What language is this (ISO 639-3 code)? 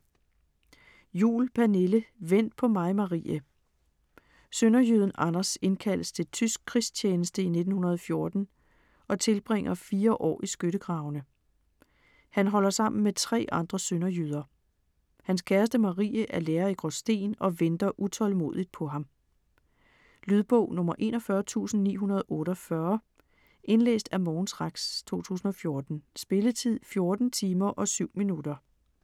dan